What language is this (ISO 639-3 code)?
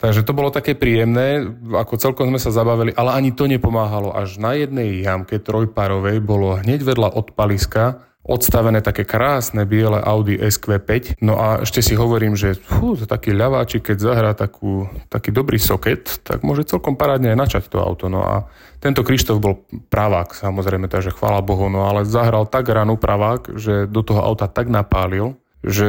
slk